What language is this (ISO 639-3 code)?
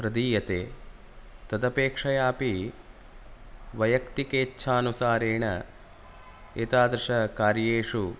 san